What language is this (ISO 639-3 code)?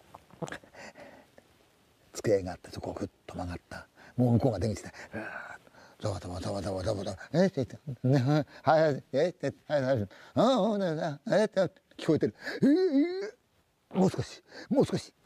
jpn